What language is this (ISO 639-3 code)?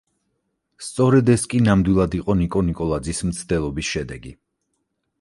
kat